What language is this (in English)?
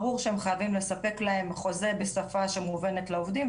Hebrew